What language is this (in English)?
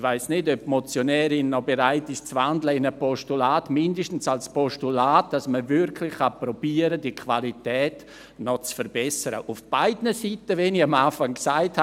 Swiss German